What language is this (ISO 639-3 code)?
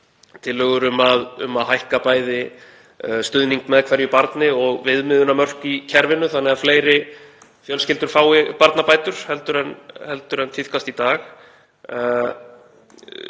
isl